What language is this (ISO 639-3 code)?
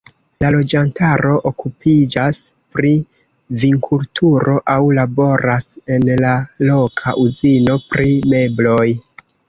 epo